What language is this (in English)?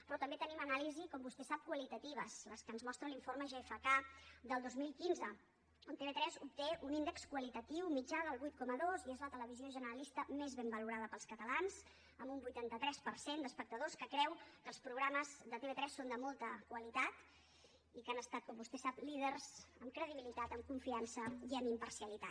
Catalan